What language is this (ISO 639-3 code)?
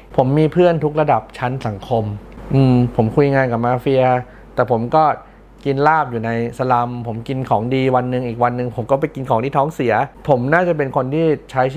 tha